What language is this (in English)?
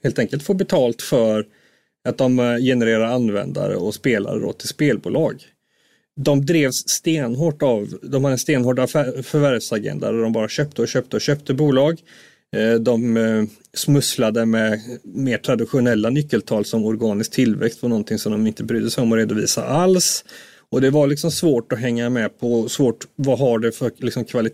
Swedish